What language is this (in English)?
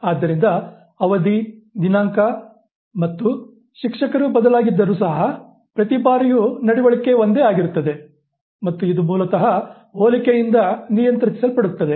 Kannada